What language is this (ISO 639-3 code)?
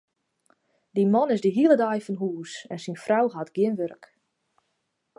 fry